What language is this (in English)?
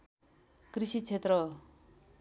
Nepali